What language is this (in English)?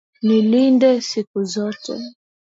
Swahili